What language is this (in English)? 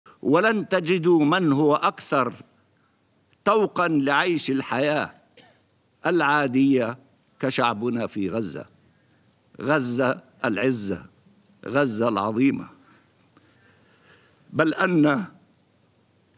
Arabic